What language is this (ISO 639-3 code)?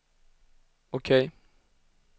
swe